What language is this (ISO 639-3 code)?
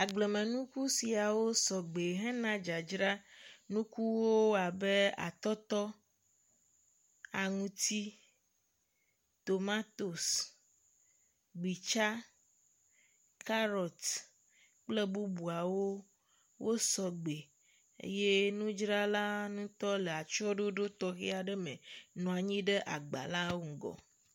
ewe